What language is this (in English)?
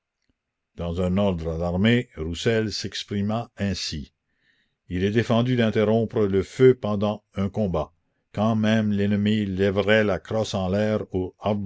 French